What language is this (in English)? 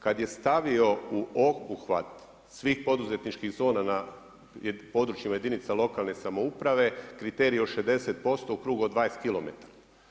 Croatian